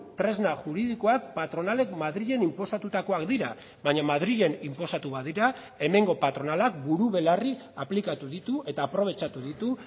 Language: Basque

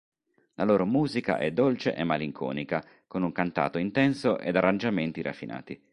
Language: Italian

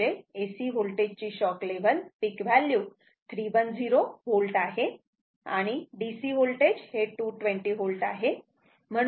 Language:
Marathi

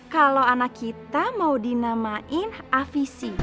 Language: Indonesian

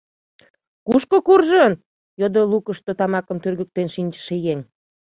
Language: Mari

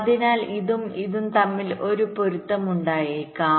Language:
Malayalam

